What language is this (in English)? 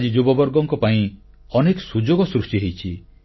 Odia